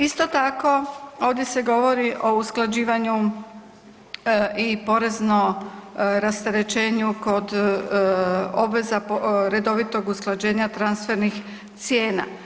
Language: Croatian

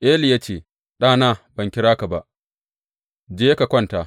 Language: Hausa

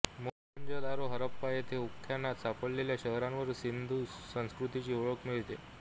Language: Marathi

